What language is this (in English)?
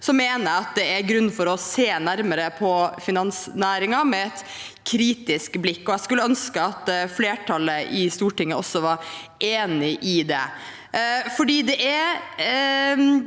Norwegian